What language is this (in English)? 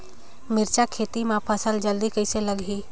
Chhattisgarhi